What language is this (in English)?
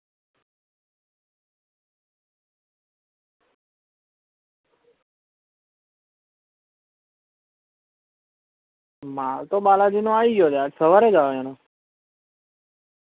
Gujarati